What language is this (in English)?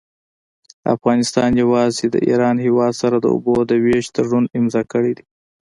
Pashto